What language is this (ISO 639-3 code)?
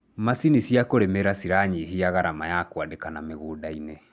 kik